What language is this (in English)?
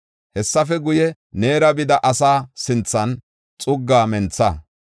Gofa